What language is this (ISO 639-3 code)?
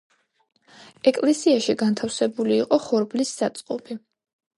kat